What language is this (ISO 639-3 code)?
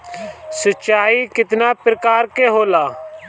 bho